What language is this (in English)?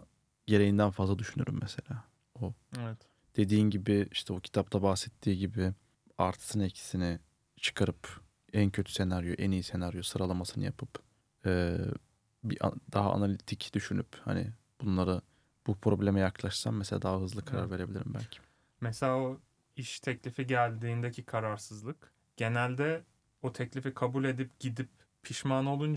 Turkish